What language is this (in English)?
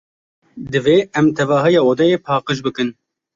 Kurdish